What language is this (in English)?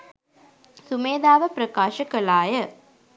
Sinhala